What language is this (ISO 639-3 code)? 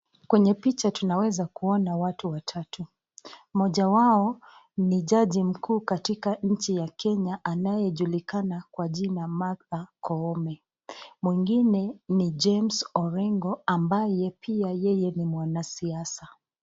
swa